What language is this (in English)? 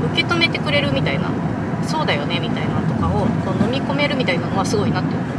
Japanese